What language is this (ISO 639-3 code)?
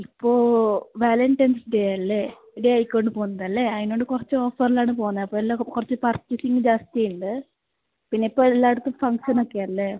mal